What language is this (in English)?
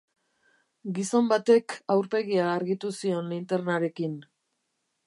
Basque